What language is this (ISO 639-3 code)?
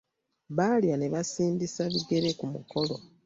lug